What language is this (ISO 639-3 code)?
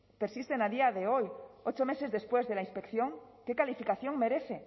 spa